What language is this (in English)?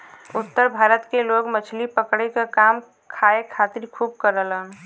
Bhojpuri